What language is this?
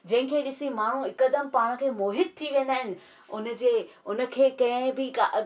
Sindhi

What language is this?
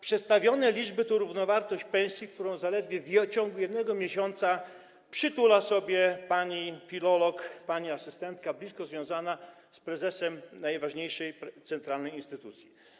Polish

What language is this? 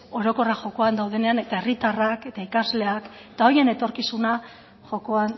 Basque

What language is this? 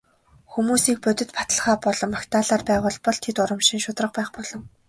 Mongolian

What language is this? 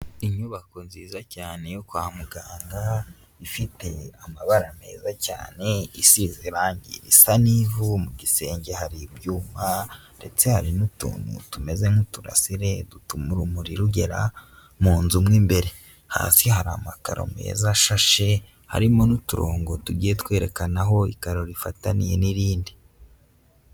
Kinyarwanda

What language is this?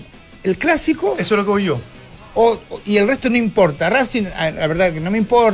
Spanish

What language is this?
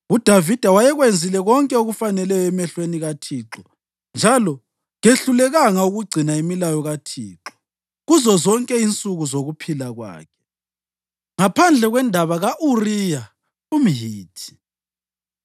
North Ndebele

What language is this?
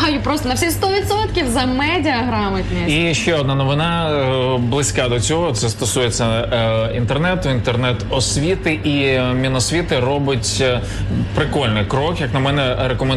Ukrainian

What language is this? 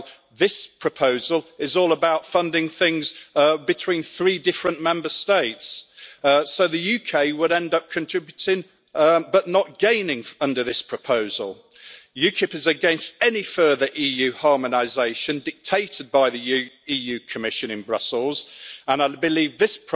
English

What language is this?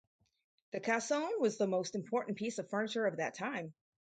English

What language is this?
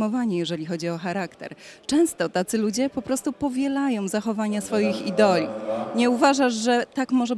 Polish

